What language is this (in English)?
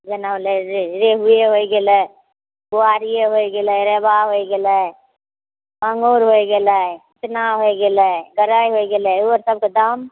Maithili